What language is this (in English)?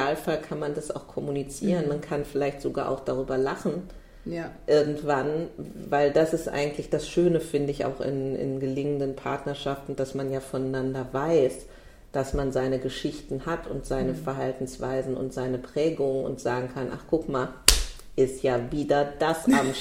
German